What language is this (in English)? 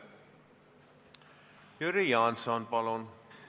Estonian